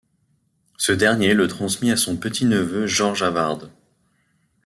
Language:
French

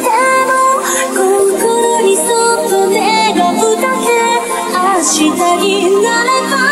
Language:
Japanese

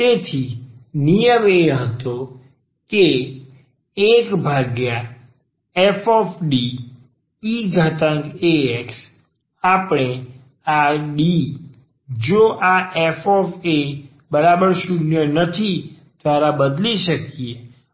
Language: Gujarati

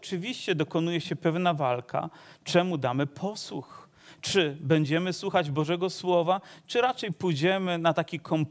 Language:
Polish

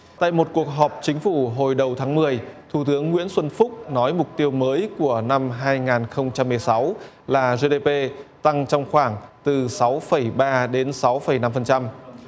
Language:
Vietnamese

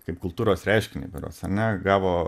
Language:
Lithuanian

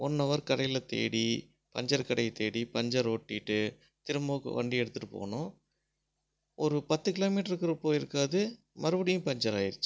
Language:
Tamil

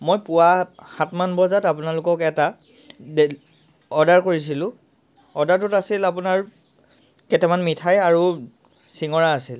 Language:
Assamese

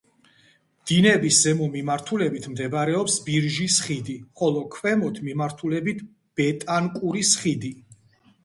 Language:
Georgian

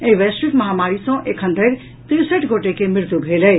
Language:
Maithili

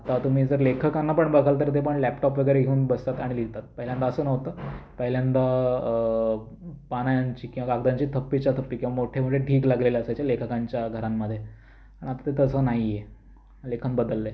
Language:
Marathi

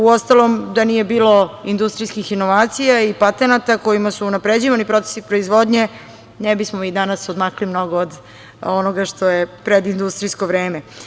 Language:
Serbian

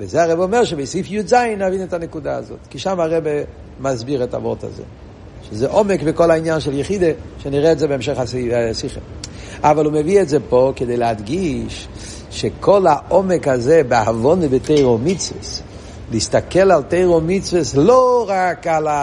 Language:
Hebrew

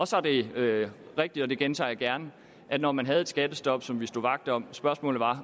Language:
Danish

